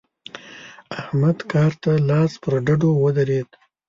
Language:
Pashto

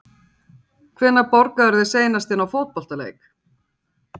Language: Icelandic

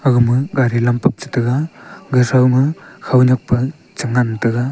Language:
Wancho Naga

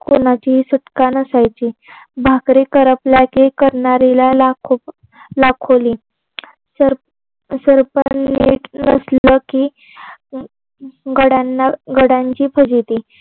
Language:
Marathi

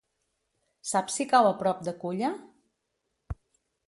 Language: Catalan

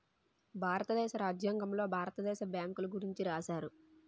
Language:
Telugu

